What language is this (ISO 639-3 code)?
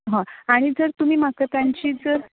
kok